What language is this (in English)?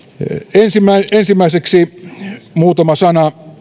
Finnish